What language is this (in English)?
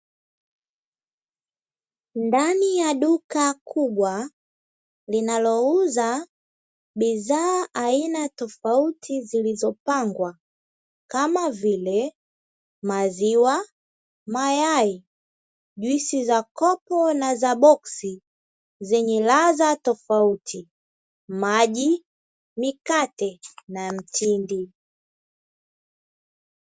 Swahili